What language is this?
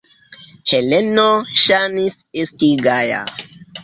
Esperanto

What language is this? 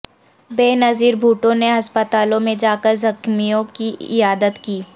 Urdu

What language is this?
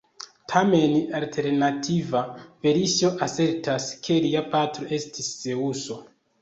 Esperanto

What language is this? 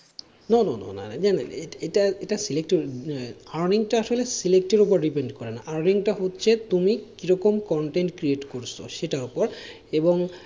Bangla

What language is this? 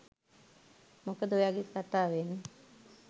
Sinhala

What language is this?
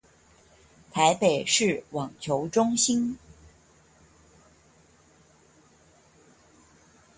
Chinese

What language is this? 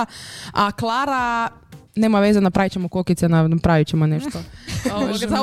Croatian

